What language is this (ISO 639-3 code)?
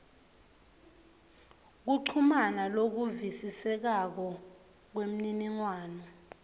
ssw